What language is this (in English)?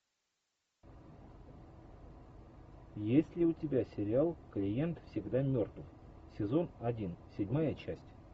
Russian